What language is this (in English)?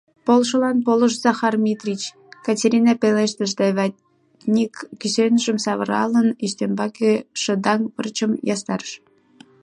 Mari